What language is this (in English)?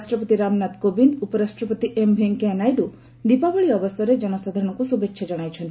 Odia